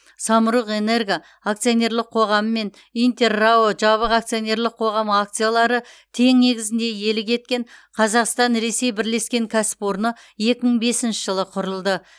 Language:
Kazakh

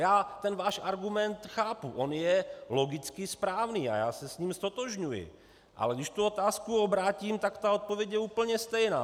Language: Czech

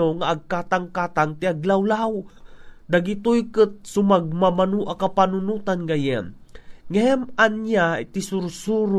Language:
Filipino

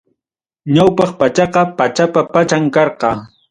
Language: Ayacucho Quechua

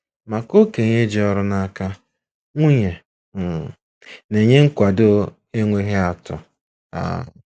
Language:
Igbo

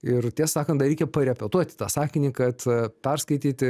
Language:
Lithuanian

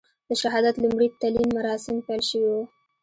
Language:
Pashto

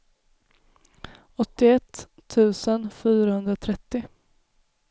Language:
Swedish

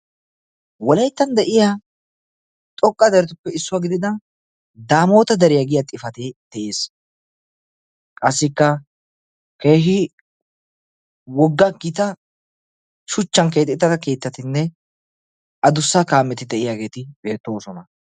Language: Wolaytta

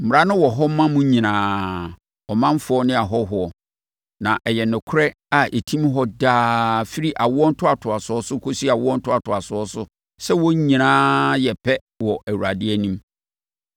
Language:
Akan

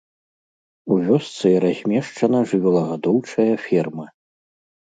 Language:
Belarusian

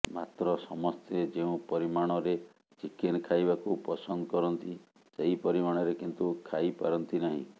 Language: Odia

